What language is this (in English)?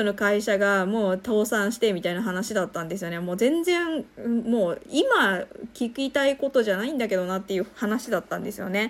Japanese